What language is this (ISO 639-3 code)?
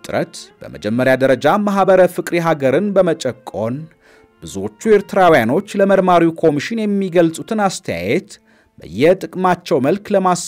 ara